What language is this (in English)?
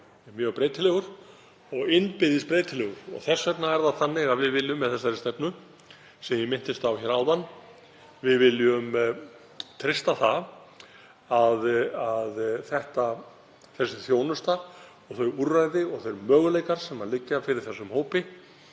Icelandic